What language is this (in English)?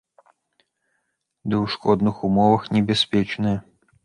Belarusian